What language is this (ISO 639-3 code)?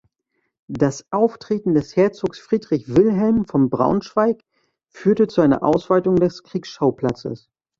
deu